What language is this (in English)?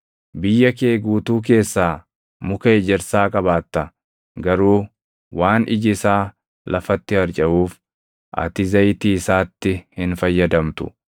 Oromo